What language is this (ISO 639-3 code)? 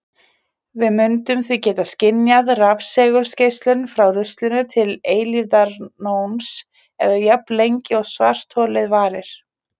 isl